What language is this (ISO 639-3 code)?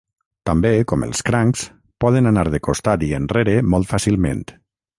cat